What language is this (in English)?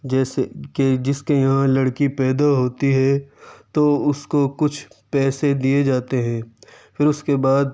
Urdu